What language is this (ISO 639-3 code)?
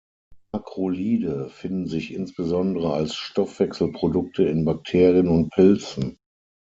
deu